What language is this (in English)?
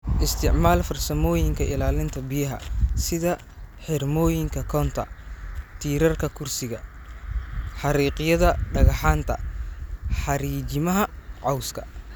Somali